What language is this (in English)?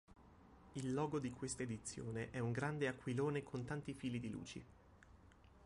Italian